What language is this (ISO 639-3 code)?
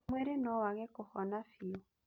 kik